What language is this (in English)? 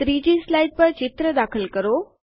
Gujarati